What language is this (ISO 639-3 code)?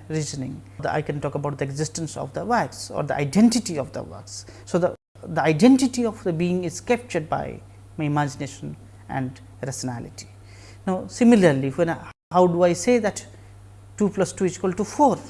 eng